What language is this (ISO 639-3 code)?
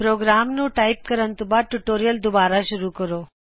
pan